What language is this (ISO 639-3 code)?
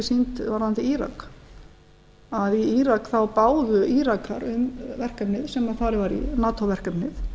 isl